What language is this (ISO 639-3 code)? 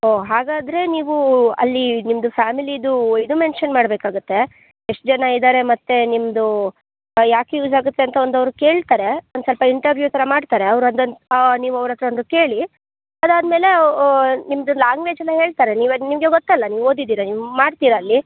kan